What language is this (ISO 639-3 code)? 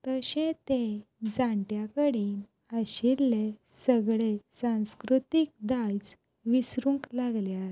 kok